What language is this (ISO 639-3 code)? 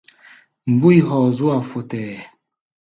gba